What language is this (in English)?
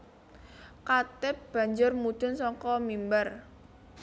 Javanese